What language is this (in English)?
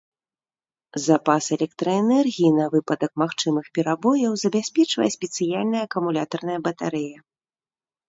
Belarusian